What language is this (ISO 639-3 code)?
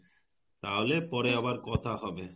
ben